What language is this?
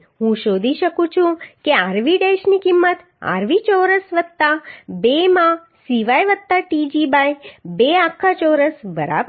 Gujarati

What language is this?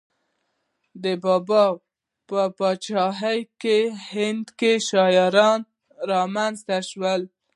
Pashto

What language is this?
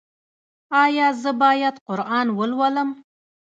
Pashto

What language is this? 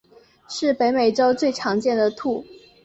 Chinese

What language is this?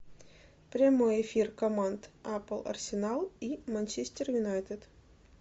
Russian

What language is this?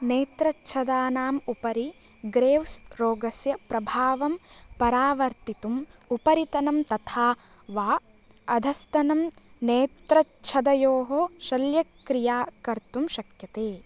Sanskrit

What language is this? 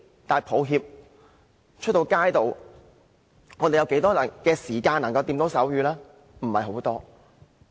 Cantonese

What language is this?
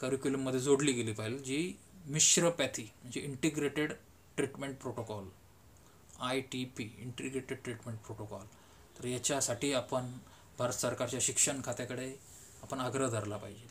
Hindi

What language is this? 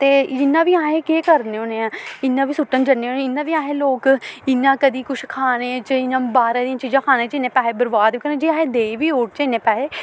Dogri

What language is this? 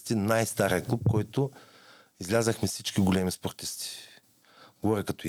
Bulgarian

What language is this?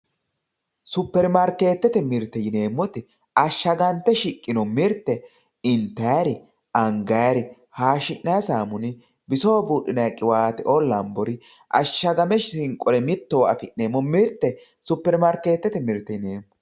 Sidamo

